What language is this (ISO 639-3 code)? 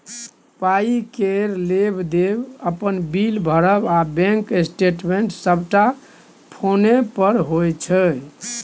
mai